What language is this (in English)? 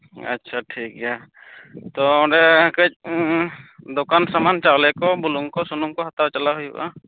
Santali